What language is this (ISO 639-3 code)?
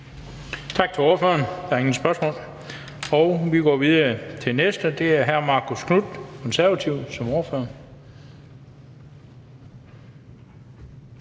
dan